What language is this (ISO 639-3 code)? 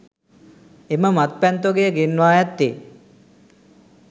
sin